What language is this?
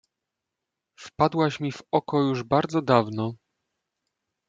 Polish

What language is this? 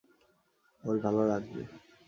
Bangla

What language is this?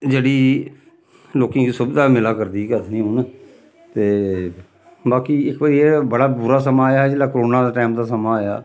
Dogri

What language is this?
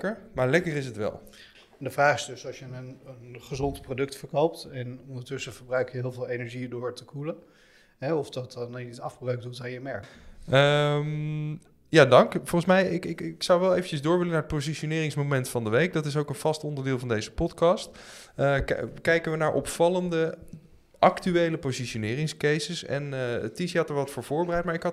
Dutch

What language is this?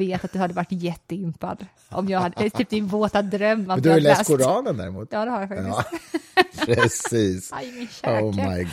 Swedish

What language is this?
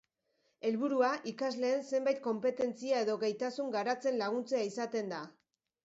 Basque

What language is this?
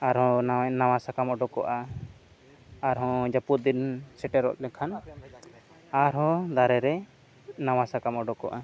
Santali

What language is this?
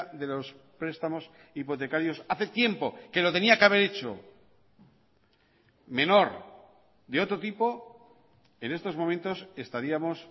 Spanish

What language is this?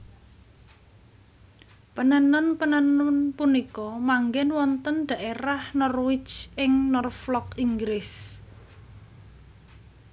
Javanese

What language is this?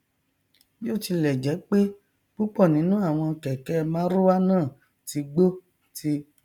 Yoruba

